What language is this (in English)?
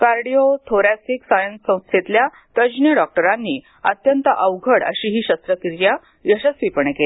Marathi